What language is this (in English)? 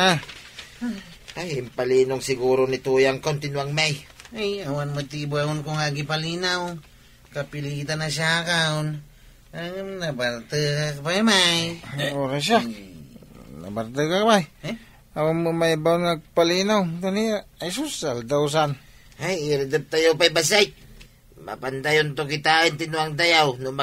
Filipino